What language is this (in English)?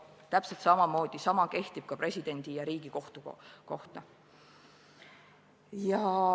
Estonian